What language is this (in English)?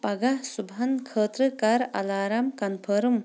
Kashmiri